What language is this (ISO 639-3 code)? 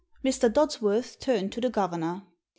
eng